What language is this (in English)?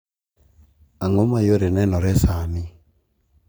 Luo (Kenya and Tanzania)